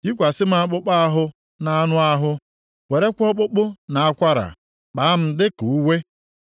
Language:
Igbo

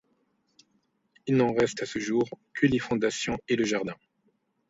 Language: French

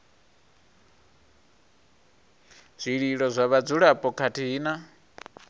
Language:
Venda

